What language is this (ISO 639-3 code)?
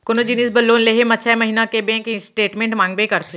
hne